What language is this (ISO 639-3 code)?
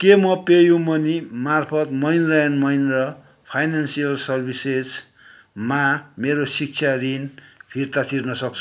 nep